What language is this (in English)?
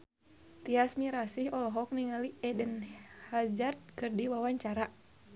Sundanese